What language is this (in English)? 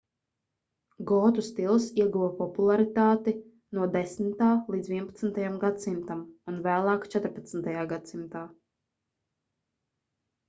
Latvian